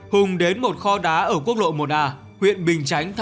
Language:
Vietnamese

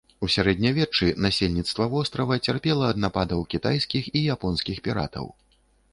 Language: Belarusian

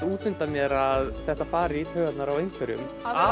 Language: Icelandic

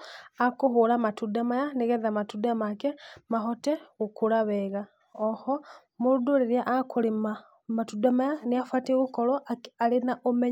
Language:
Kikuyu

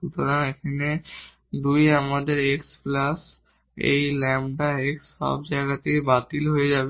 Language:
Bangla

